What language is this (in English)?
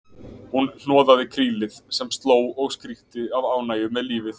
Icelandic